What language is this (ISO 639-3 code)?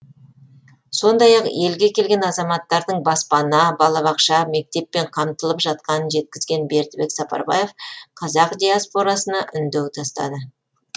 kaz